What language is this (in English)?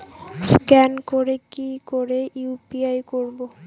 Bangla